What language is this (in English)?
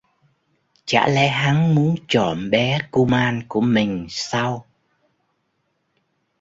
Vietnamese